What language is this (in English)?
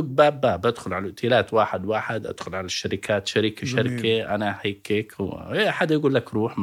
Arabic